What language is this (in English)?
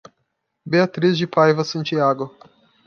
Portuguese